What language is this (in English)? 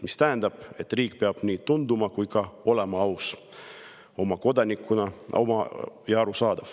Estonian